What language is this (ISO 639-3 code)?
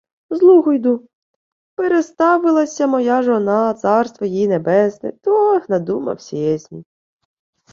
ukr